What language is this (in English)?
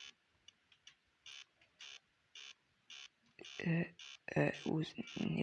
Turkish